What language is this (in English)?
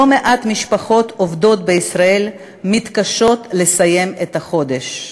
Hebrew